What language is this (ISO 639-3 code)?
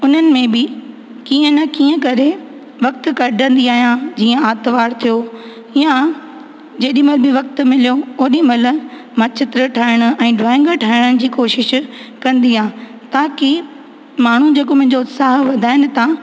snd